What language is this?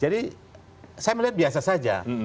Indonesian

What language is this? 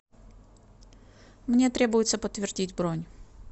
Russian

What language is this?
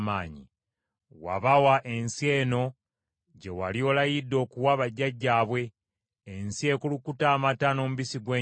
Ganda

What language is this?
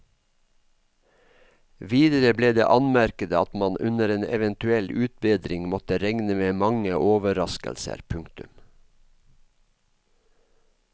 Norwegian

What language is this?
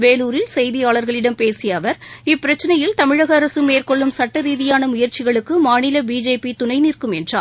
Tamil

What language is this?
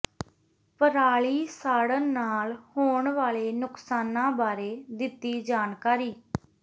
Punjabi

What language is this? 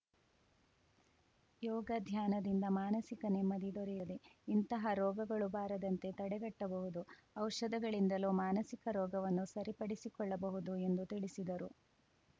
Kannada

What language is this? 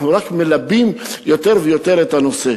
Hebrew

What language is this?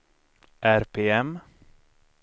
Swedish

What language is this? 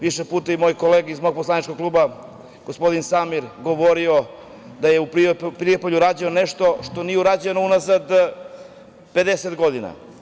Serbian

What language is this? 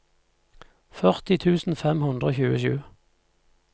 Norwegian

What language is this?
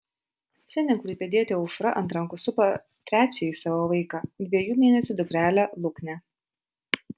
Lithuanian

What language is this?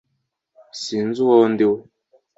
Kinyarwanda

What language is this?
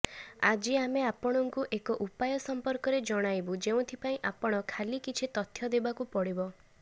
Odia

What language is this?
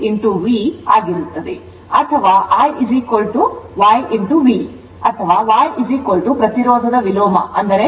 Kannada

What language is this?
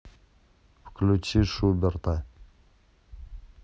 Russian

